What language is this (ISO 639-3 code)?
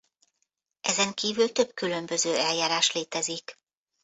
hun